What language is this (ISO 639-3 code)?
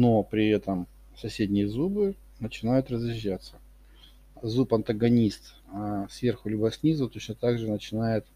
rus